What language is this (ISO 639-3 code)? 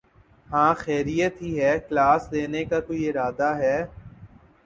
urd